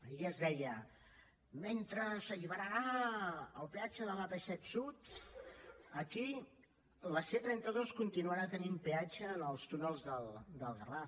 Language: Catalan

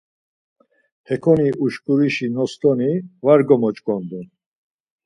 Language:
Laz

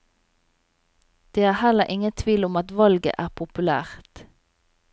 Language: Norwegian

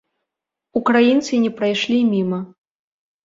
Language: Belarusian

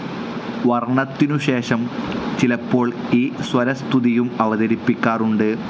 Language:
Malayalam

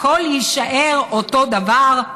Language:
Hebrew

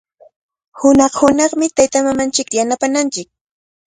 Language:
Cajatambo North Lima Quechua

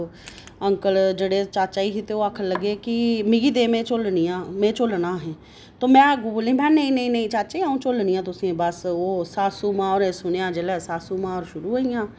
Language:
Dogri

